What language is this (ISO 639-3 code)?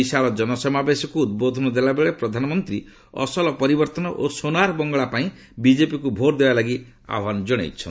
ori